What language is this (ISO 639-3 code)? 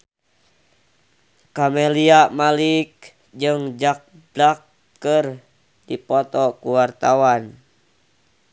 sun